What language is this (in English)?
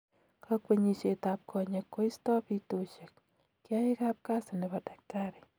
Kalenjin